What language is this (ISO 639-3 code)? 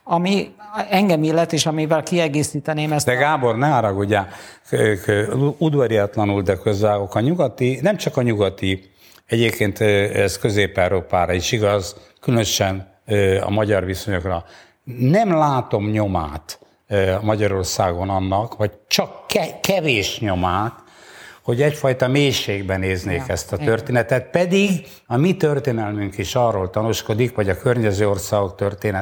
hun